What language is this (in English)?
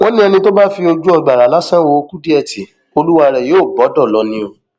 Yoruba